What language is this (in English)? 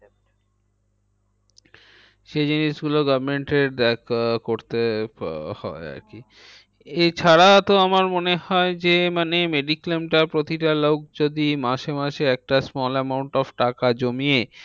Bangla